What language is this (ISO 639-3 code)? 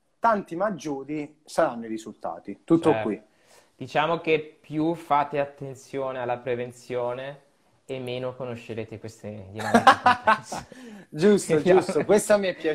ita